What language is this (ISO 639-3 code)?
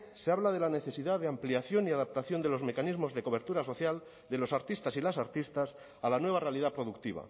spa